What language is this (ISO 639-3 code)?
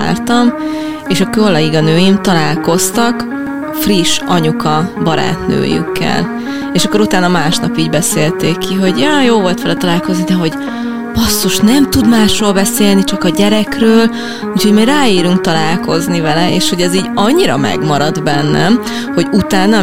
hun